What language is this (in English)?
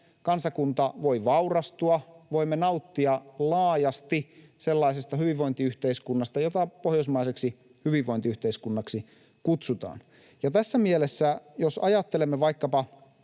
Finnish